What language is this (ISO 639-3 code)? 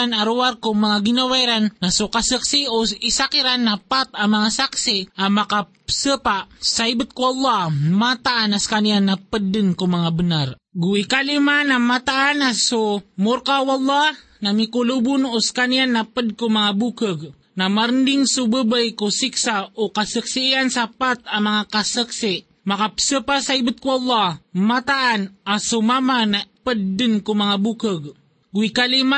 fil